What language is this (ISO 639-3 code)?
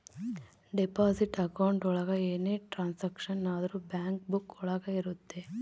kan